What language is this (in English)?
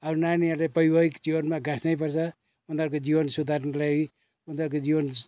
Nepali